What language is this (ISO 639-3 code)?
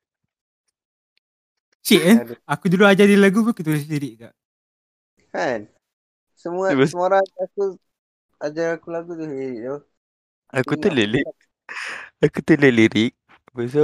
msa